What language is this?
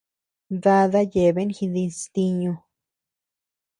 Tepeuxila Cuicatec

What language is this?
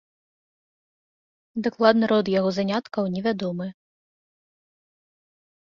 Belarusian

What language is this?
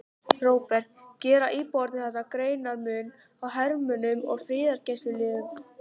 Icelandic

